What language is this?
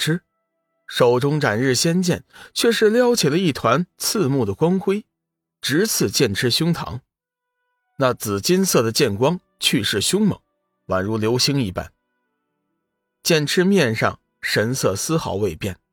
Chinese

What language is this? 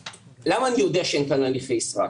Hebrew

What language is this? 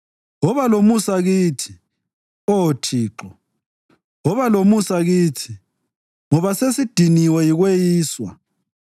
North Ndebele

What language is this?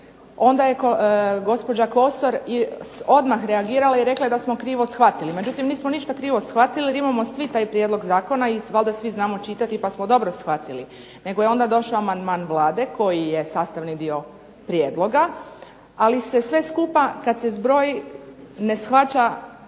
Croatian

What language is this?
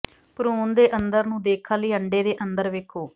Punjabi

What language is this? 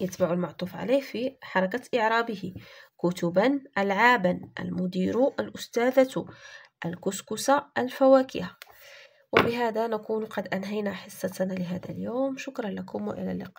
Arabic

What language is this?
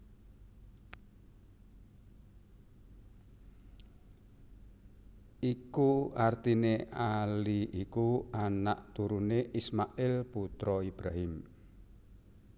Javanese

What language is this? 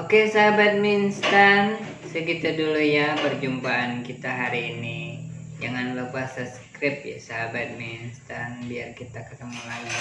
Indonesian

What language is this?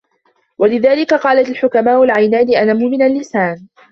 Arabic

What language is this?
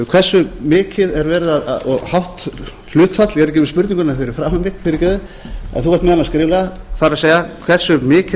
Icelandic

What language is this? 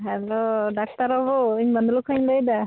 Santali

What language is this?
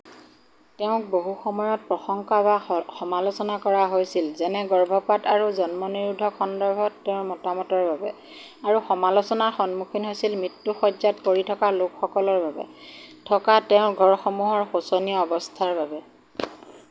Assamese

